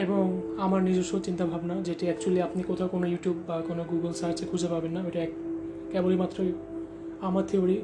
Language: Bangla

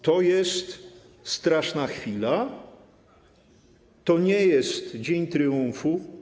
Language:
Polish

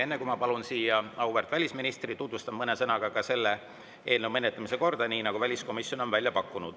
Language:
Estonian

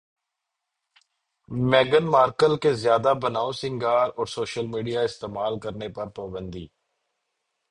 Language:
Urdu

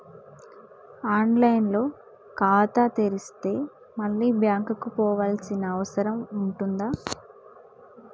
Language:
Telugu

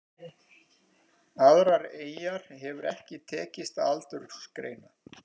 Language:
Icelandic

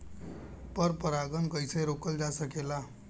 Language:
Bhojpuri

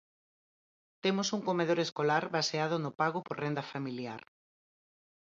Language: Galician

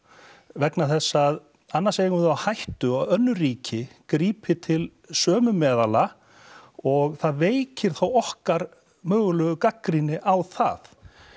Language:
Icelandic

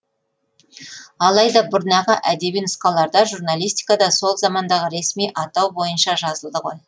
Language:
Kazakh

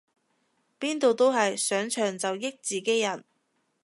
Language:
Cantonese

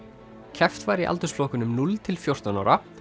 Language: Icelandic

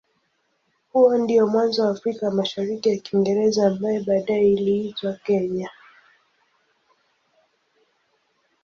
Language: Swahili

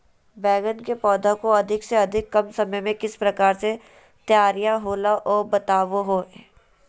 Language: Magahi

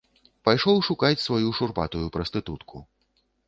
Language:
Belarusian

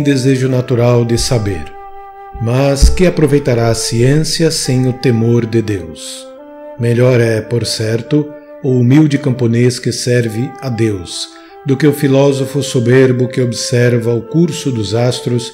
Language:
Portuguese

